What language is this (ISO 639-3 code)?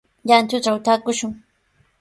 qws